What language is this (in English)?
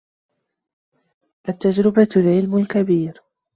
Arabic